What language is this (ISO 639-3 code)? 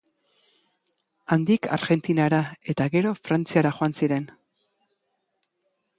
eus